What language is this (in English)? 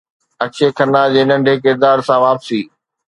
Sindhi